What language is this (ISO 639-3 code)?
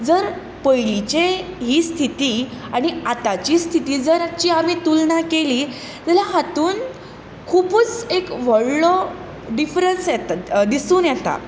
kok